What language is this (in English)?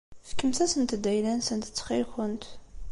Kabyle